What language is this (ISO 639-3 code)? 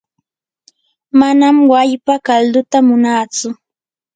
qur